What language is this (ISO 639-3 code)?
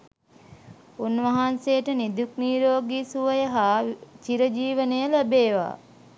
sin